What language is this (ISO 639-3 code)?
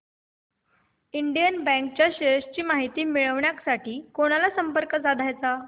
mar